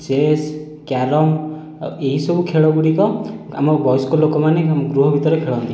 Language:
Odia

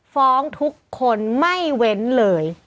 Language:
Thai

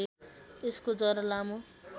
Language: Nepali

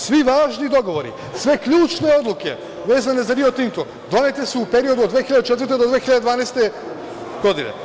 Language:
Serbian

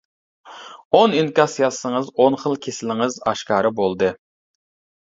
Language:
Uyghur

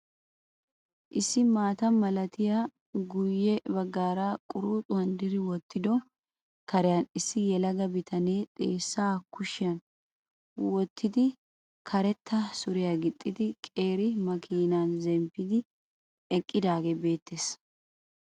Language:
Wolaytta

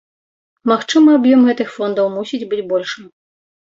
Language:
Belarusian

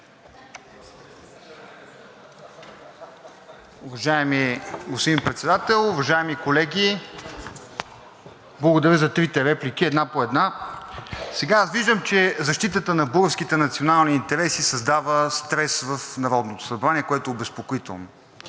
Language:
Bulgarian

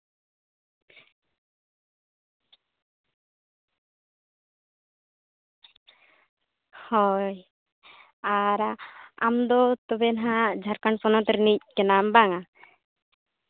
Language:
Santali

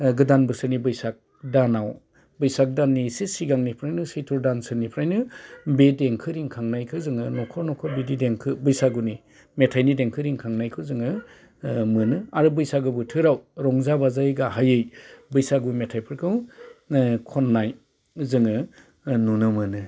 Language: Bodo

